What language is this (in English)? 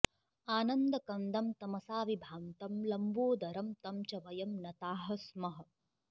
Sanskrit